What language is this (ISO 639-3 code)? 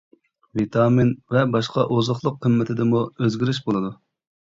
uig